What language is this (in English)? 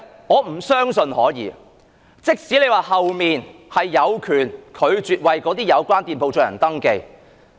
Cantonese